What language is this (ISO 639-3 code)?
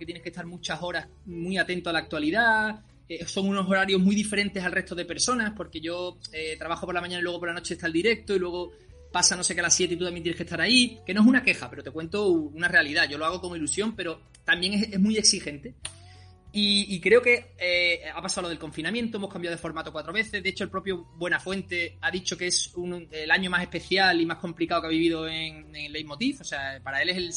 spa